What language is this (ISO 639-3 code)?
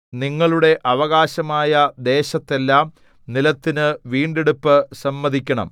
mal